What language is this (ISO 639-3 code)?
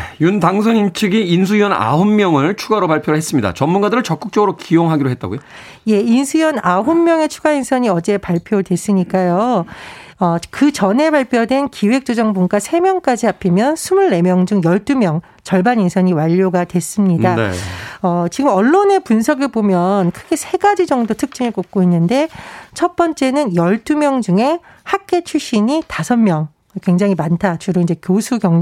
kor